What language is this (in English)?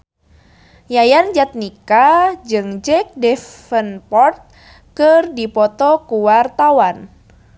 Sundanese